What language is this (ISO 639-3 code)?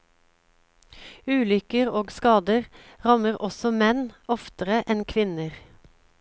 nor